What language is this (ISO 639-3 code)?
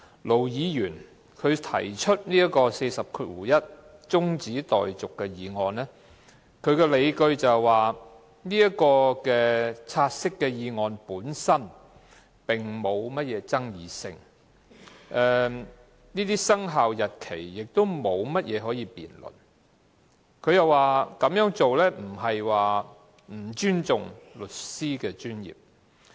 yue